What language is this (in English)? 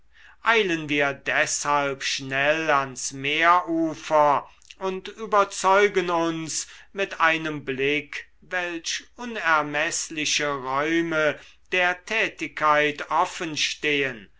German